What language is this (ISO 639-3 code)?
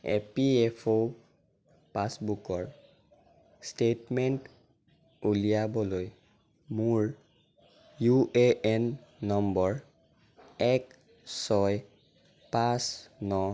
asm